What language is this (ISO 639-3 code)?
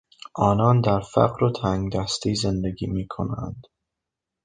fas